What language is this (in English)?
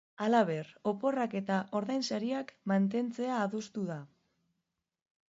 Basque